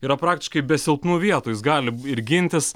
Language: Lithuanian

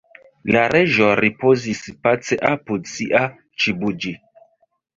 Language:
Esperanto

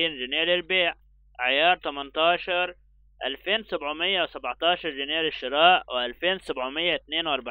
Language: Arabic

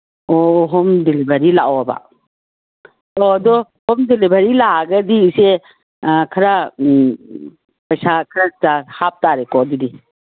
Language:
Manipuri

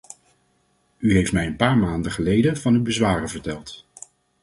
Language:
Dutch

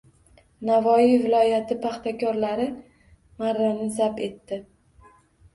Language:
Uzbek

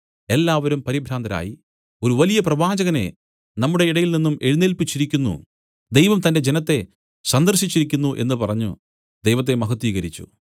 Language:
Malayalam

